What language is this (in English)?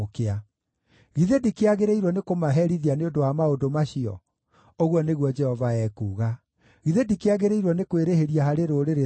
Kikuyu